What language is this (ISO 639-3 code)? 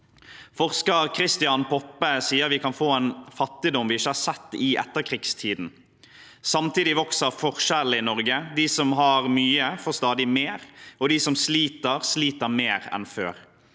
nor